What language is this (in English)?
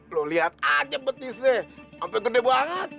Indonesian